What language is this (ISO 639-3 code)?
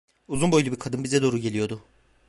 tur